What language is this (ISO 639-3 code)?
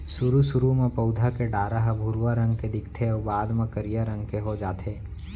hne